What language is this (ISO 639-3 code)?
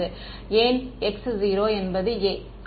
tam